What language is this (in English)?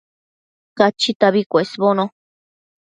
Matsés